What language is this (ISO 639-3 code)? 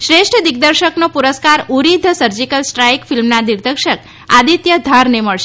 guj